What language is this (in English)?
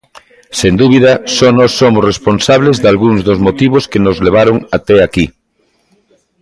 Galician